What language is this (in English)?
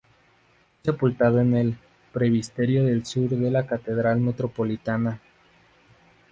Spanish